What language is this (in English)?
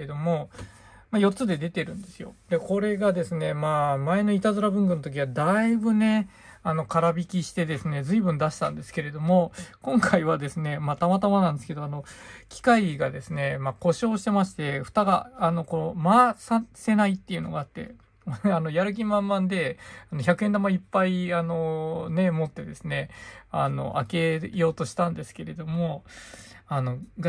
Japanese